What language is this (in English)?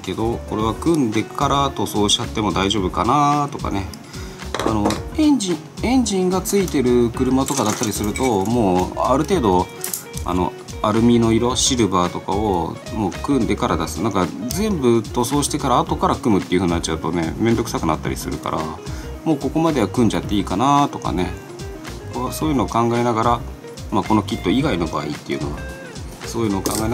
Japanese